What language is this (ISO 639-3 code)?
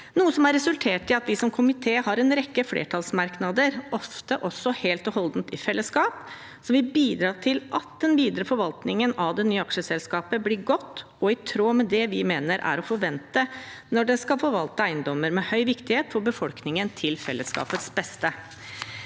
nor